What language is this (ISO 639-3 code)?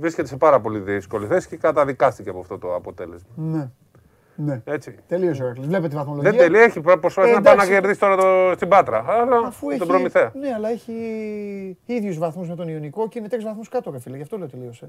ell